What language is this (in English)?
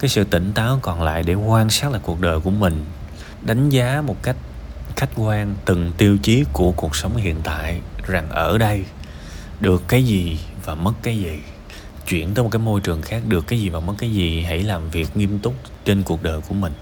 Vietnamese